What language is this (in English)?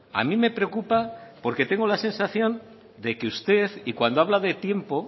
Spanish